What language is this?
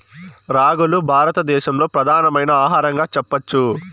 Telugu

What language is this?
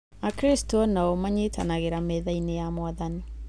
Kikuyu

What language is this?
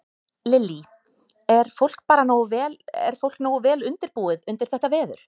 Icelandic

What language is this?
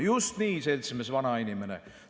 Estonian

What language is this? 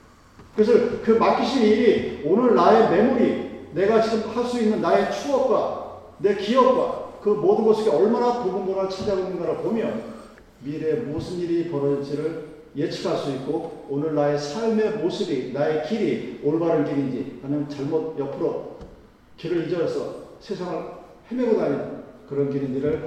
Korean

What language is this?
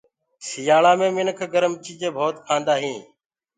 Gurgula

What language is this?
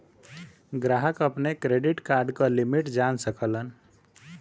Bhojpuri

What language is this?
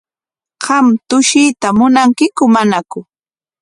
Corongo Ancash Quechua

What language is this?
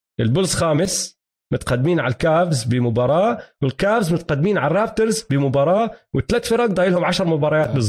Arabic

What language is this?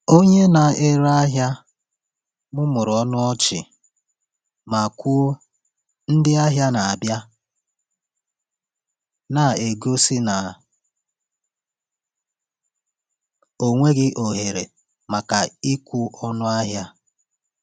Igbo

